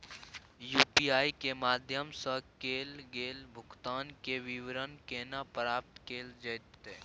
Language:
Maithili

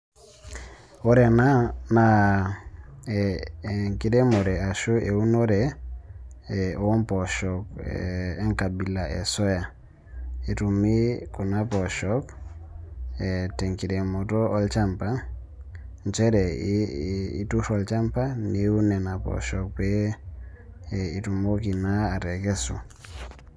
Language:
Masai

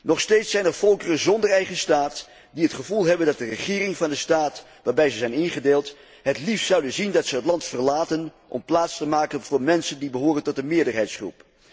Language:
Dutch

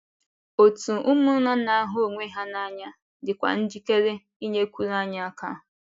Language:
Igbo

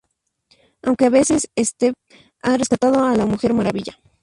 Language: Spanish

